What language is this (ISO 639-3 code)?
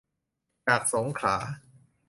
tha